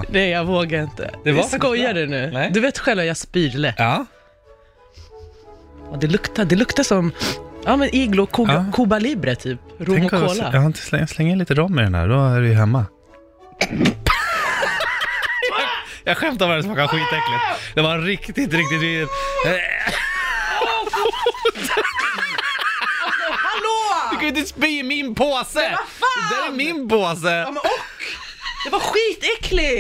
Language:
Swedish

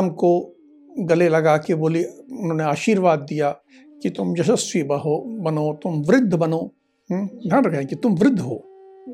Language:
Hindi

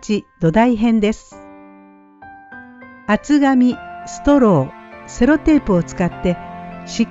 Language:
Japanese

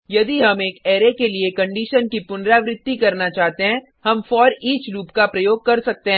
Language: Hindi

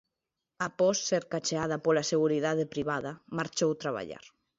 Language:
Galician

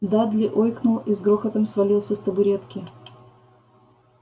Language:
Russian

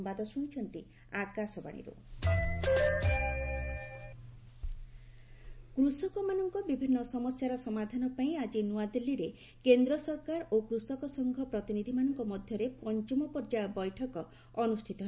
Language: Odia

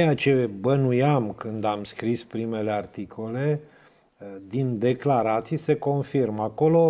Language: Romanian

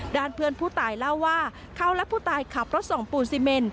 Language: Thai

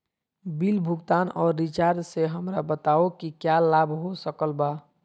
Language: Magahi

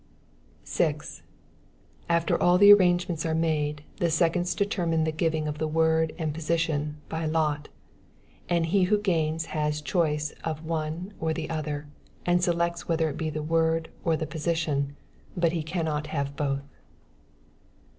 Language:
English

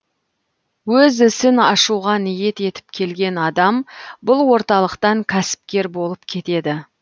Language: Kazakh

